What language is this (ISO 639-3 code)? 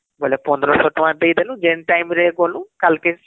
ori